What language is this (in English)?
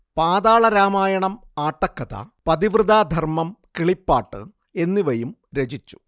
Malayalam